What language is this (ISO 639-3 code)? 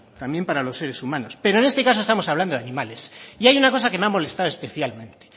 spa